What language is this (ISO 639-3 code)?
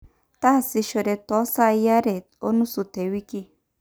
mas